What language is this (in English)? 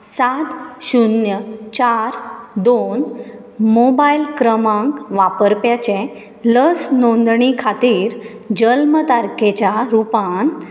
Konkani